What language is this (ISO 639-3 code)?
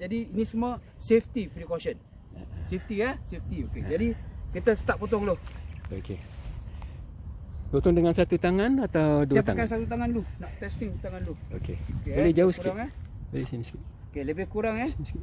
msa